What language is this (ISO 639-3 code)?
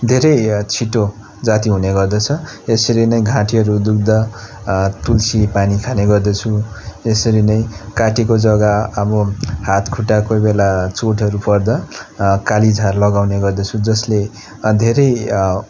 nep